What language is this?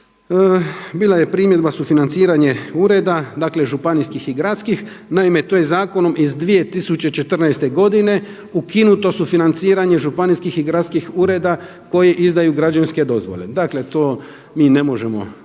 Croatian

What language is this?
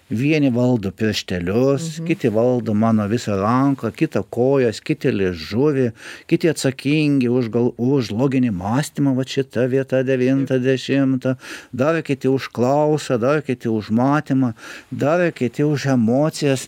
Lithuanian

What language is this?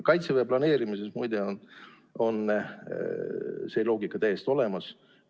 Estonian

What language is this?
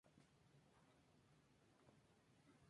Spanish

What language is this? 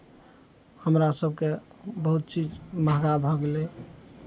Maithili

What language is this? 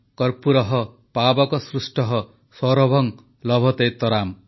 Odia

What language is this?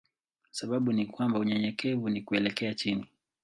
Swahili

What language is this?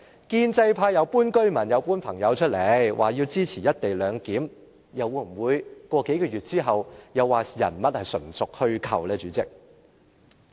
Cantonese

